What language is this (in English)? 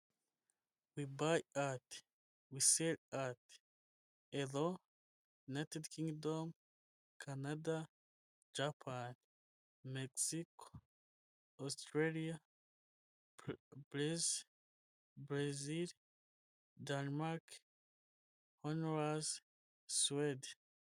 Kinyarwanda